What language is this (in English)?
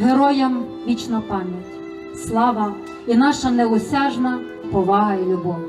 Ukrainian